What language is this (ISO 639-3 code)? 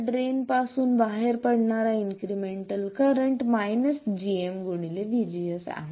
mar